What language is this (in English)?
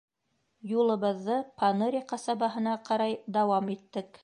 Bashkir